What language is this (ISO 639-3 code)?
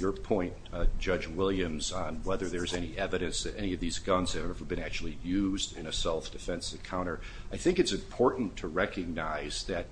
eng